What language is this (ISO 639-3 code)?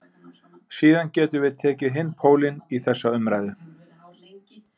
isl